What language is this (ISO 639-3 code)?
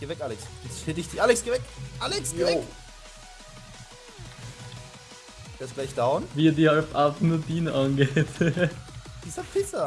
deu